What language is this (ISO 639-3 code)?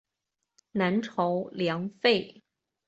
zho